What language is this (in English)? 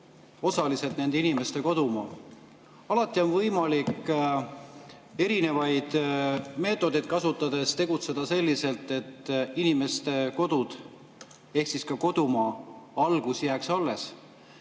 Estonian